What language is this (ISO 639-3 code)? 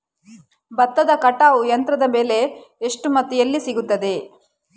kan